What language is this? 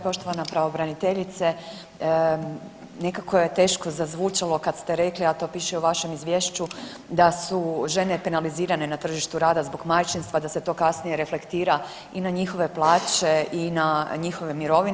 Croatian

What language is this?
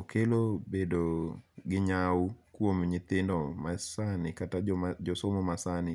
Luo (Kenya and Tanzania)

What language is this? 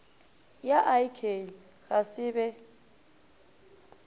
Northern Sotho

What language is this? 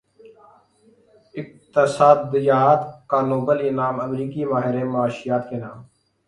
Urdu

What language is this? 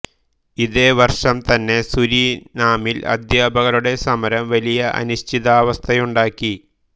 Malayalam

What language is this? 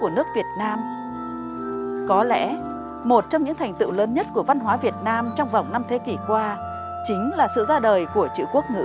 Vietnamese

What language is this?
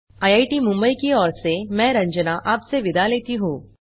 Hindi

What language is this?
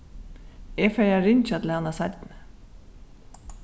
Faroese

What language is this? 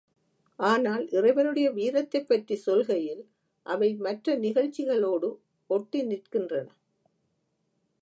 Tamil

